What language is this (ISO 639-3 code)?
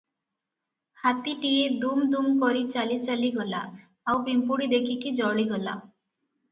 ori